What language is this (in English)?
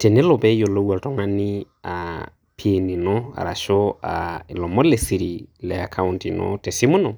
Masai